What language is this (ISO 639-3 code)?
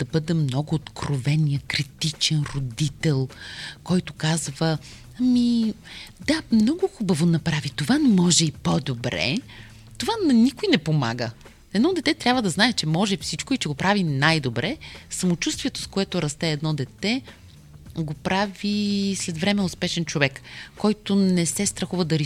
bul